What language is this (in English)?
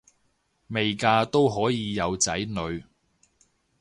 Cantonese